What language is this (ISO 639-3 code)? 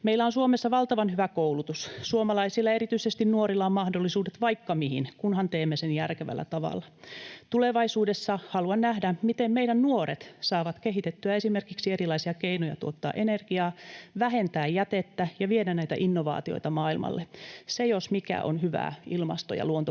fin